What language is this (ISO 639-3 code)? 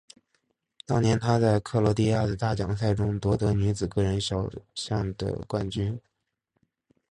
zho